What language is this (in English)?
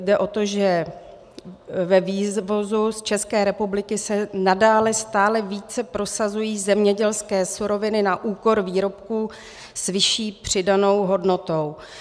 Czech